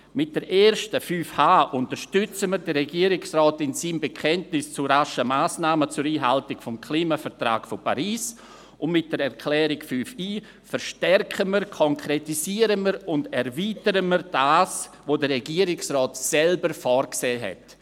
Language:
Swiss German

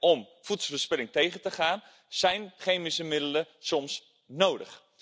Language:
Dutch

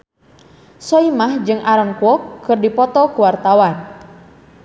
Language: Sundanese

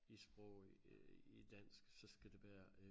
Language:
Danish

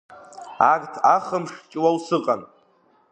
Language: Abkhazian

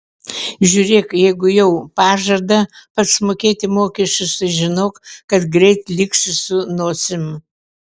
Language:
Lithuanian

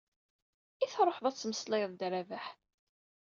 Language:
Kabyle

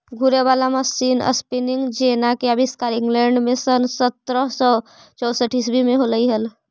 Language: Magahi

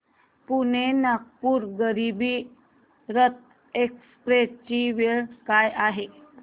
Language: Marathi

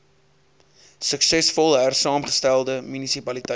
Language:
Afrikaans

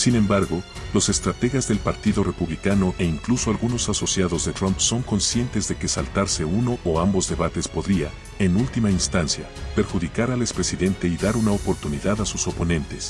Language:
Spanish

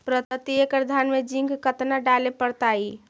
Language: Magahi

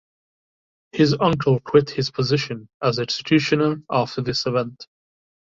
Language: English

